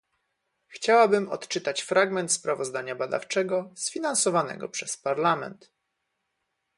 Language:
Polish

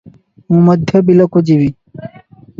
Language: Odia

